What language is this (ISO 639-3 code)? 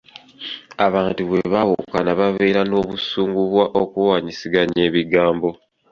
lug